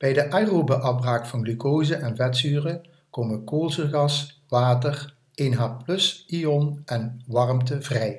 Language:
Dutch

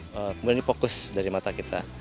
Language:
Indonesian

